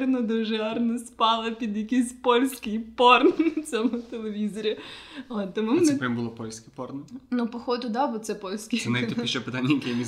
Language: Ukrainian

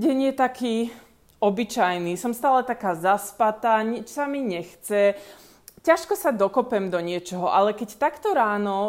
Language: Slovak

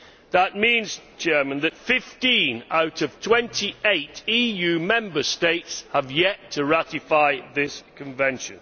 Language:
English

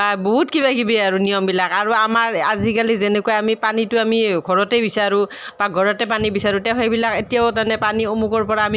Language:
Assamese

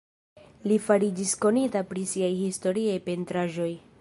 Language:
Esperanto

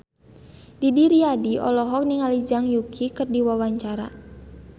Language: Sundanese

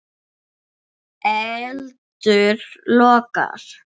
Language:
Icelandic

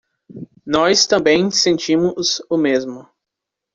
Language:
Portuguese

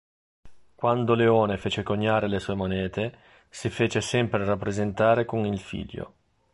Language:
Italian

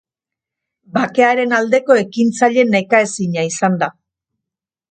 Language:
Basque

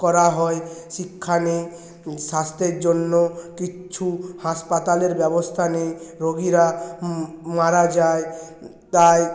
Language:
Bangla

